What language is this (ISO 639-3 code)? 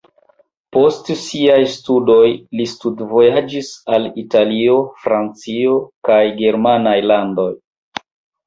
epo